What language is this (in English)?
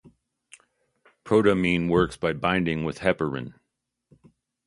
English